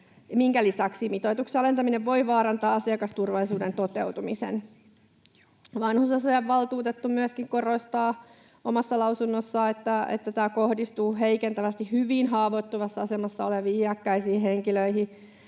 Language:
Finnish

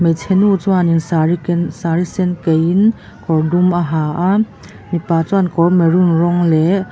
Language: Mizo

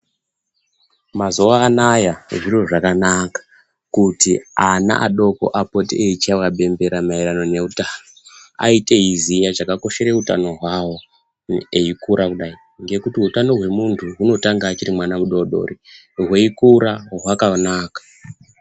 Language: Ndau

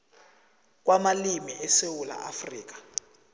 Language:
South Ndebele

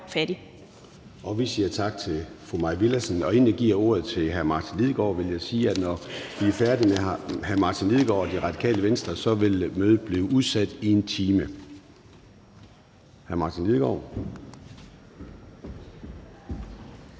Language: Danish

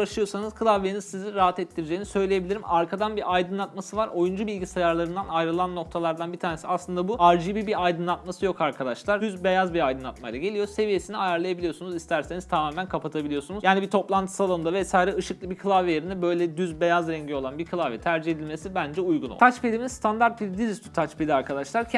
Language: Turkish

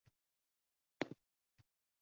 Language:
Uzbek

